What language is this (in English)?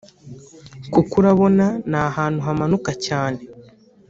Kinyarwanda